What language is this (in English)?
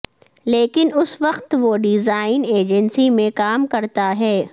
Urdu